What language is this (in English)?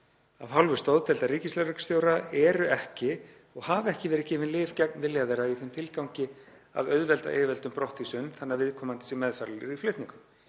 Icelandic